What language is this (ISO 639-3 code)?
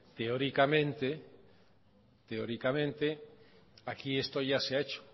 spa